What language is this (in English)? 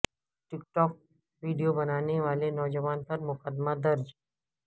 Urdu